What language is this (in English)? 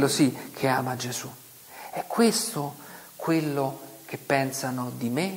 Italian